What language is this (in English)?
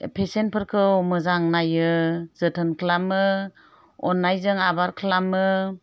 Bodo